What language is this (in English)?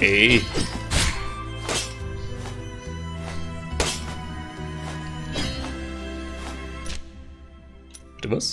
German